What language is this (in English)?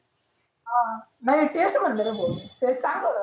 Marathi